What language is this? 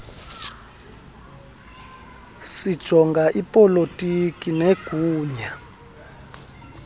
Xhosa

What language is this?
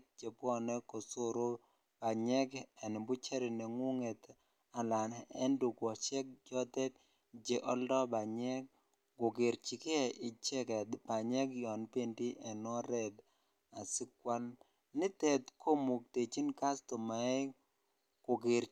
Kalenjin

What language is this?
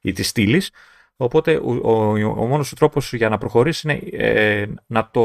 Greek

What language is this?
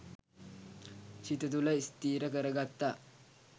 Sinhala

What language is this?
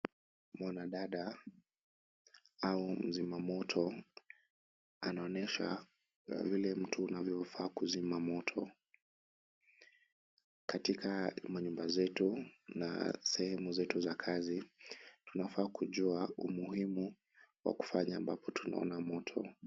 Swahili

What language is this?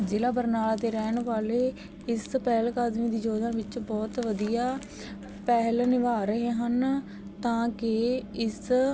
Punjabi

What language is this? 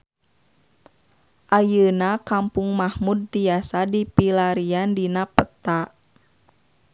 Sundanese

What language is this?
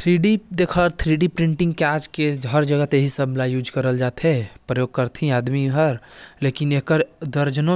Korwa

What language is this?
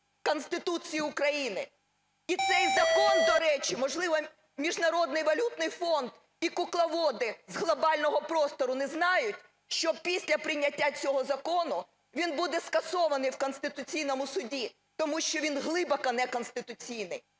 Ukrainian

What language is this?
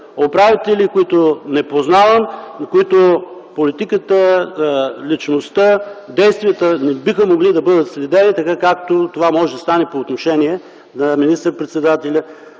Bulgarian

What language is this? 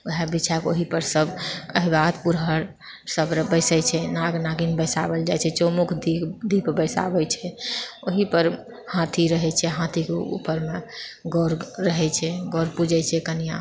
Maithili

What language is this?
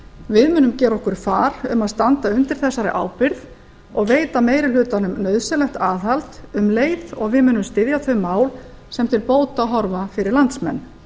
Icelandic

